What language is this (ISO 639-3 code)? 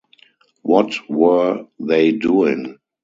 eng